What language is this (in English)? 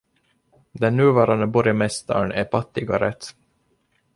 Swedish